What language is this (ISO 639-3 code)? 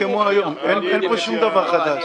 heb